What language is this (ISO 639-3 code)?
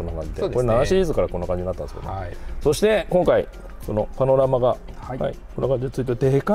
jpn